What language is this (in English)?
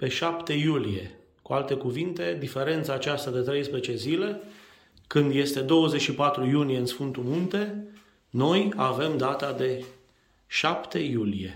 Romanian